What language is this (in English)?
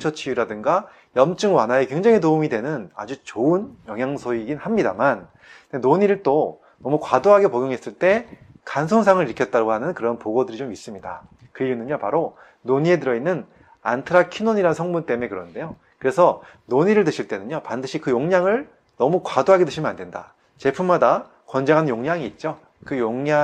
Korean